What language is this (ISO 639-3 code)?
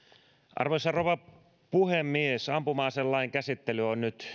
fin